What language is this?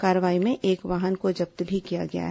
Hindi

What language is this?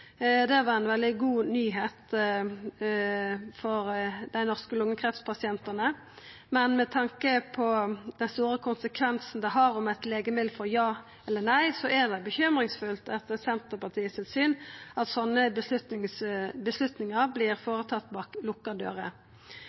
Norwegian Nynorsk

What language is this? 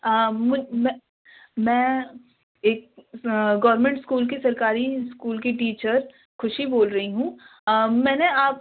Urdu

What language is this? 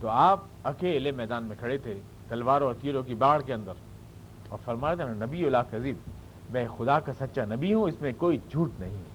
Urdu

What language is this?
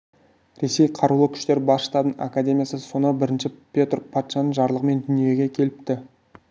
Kazakh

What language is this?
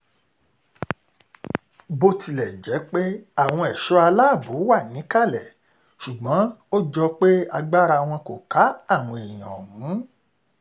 Yoruba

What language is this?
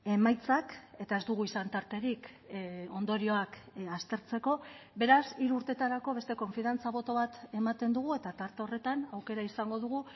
Basque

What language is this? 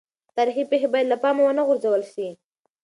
Pashto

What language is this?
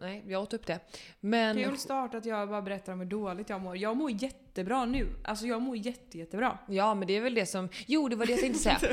Swedish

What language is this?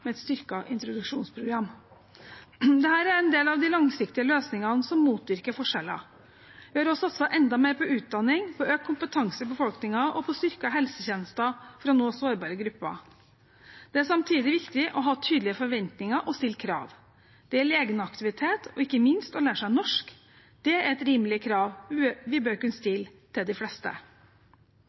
Norwegian Bokmål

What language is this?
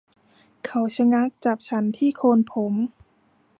Thai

